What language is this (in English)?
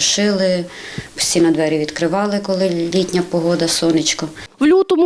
Ukrainian